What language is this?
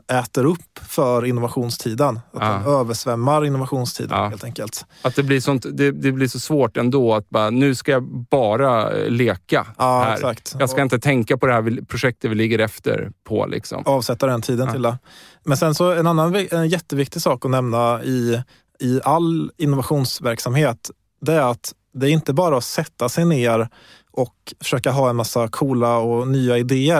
Swedish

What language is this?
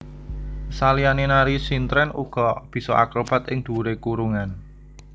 Javanese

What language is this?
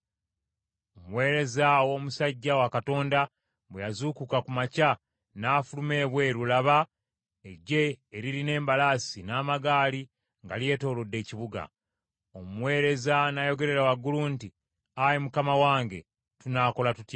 Ganda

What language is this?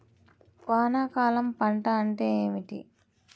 Telugu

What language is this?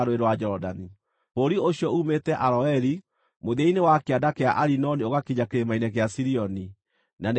Kikuyu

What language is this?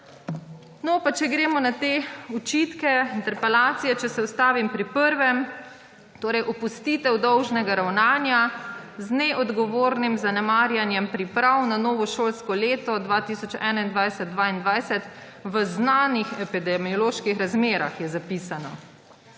Slovenian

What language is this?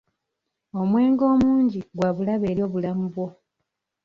Ganda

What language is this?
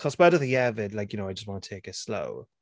Welsh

